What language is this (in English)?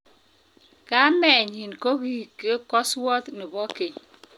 Kalenjin